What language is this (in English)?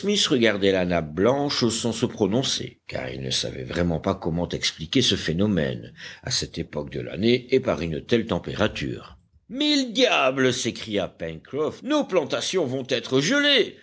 French